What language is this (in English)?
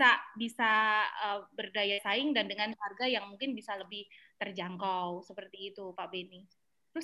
Indonesian